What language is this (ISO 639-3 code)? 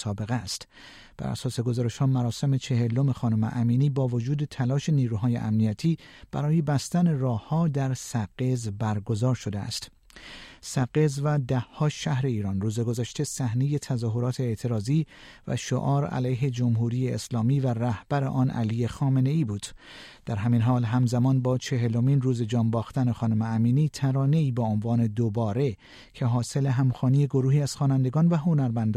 fas